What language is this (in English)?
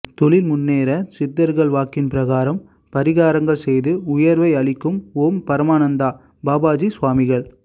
Tamil